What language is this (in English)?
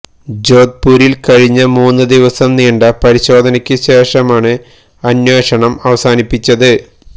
Malayalam